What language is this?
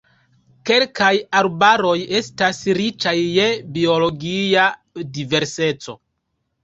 Esperanto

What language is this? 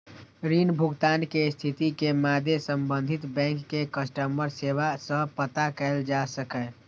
Maithili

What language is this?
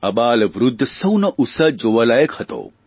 Gujarati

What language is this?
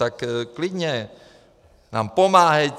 Czech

